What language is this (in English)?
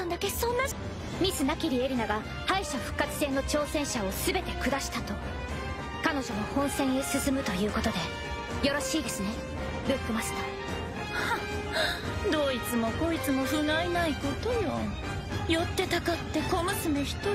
Japanese